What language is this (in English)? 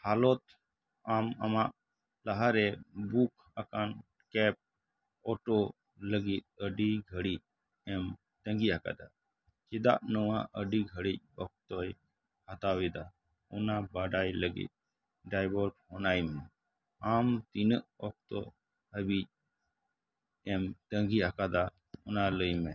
Santali